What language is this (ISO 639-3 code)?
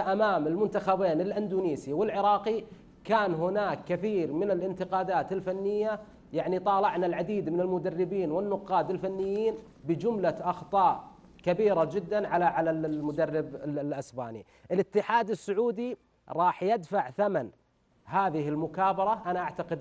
ara